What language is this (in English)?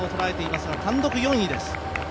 Japanese